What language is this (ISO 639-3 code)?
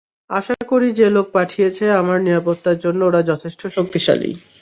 ben